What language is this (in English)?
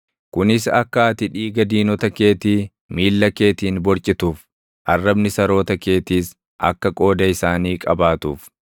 Oromo